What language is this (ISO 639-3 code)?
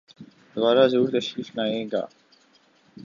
urd